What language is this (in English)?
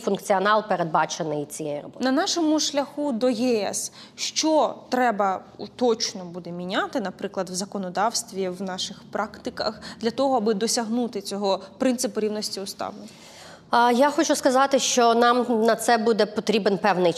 Ukrainian